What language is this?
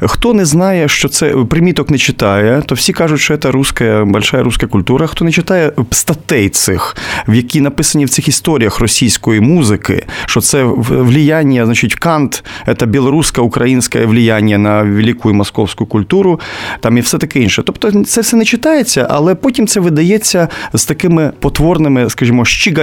Ukrainian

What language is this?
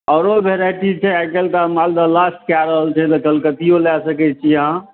Maithili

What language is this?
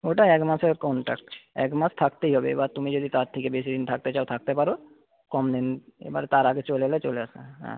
Bangla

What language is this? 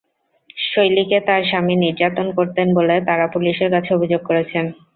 Bangla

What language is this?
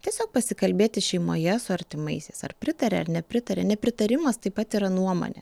Lithuanian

